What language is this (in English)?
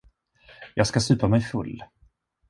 Swedish